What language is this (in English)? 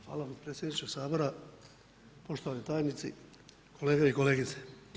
Croatian